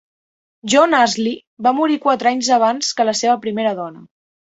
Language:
Catalan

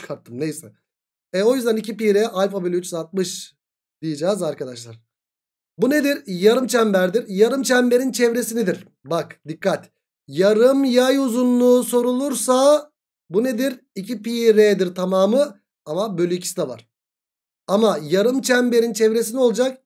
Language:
Turkish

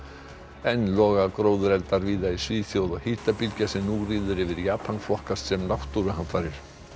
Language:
Icelandic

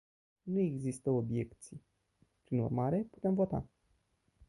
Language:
Romanian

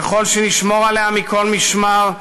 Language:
Hebrew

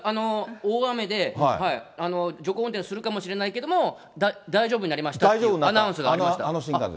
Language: Japanese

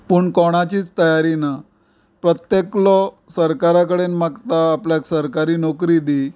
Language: Konkani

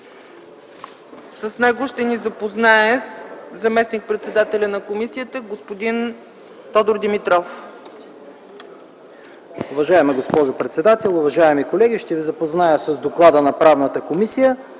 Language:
Bulgarian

